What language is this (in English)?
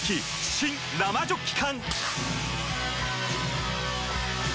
Japanese